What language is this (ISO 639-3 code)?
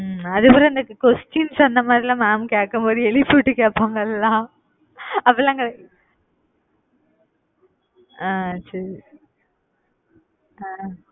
tam